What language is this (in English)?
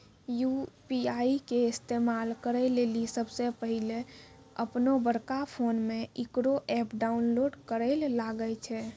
Maithili